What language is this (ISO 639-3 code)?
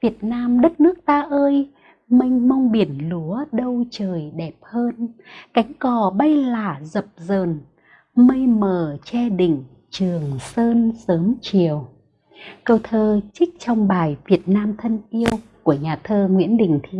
vie